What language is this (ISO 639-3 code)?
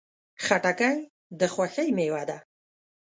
pus